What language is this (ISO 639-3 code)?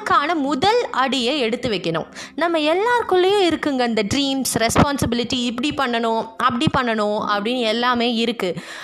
tam